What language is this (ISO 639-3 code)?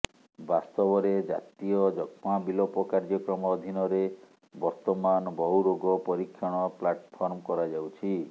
ori